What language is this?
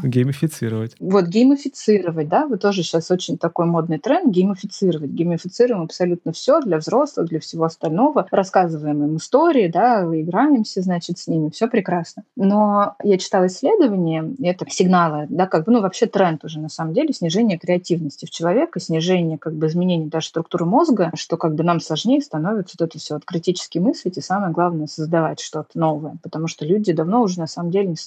Russian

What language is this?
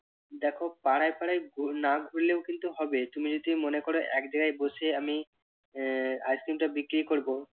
Bangla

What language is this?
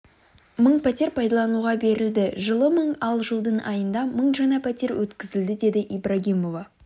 Kazakh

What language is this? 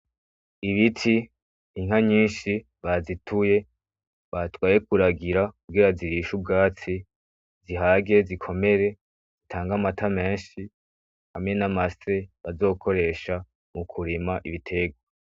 Rundi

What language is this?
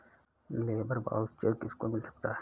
Hindi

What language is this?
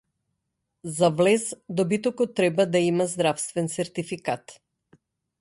Macedonian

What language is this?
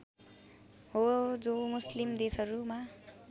Nepali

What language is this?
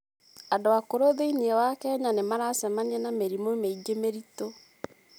Kikuyu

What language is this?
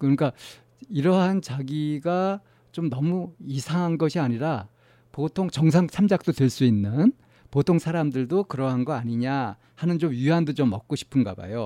Korean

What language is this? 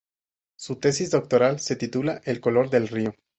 Spanish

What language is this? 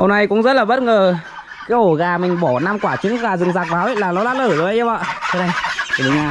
Vietnamese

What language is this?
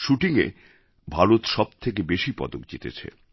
Bangla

